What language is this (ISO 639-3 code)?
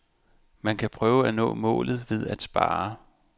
dan